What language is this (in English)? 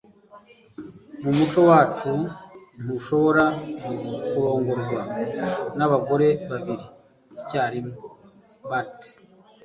Kinyarwanda